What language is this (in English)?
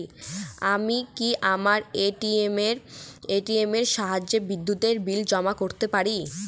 Bangla